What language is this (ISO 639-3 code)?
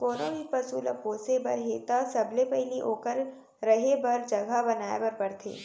hne